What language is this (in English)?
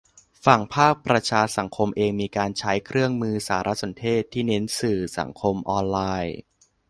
Thai